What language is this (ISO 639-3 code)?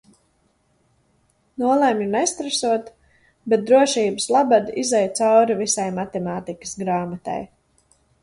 lav